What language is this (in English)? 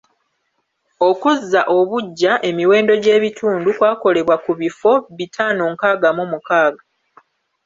Ganda